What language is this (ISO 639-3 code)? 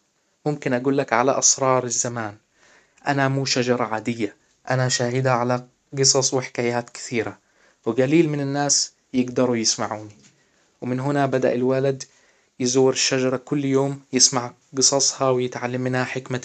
acw